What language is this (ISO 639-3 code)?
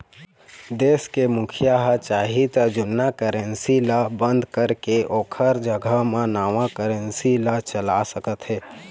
hne